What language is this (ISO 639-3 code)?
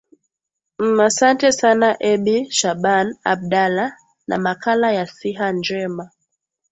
swa